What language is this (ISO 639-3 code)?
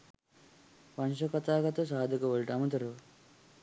sin